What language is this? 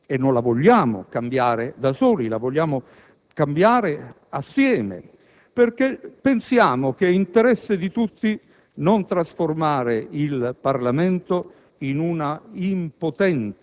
Italian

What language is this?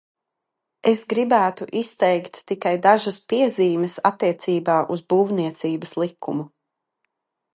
Latvian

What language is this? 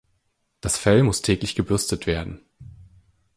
German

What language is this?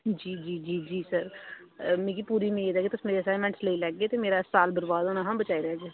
Dogri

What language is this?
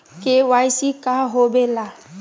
Magahi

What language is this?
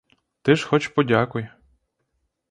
Ukrainian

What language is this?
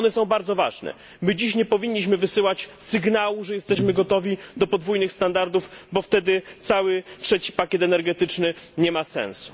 Polish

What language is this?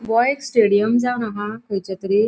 Konkani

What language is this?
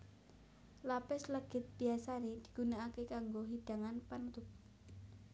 Javanese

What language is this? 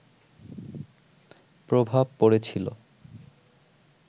Bangla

